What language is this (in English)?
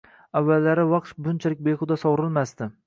Uzbek